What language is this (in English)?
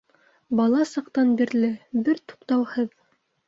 Bashkir